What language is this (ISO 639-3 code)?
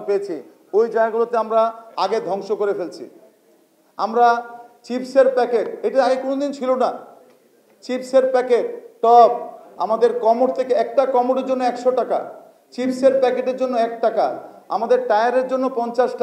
ben